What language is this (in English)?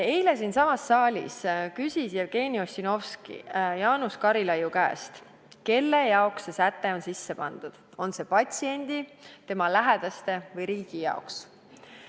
Estonian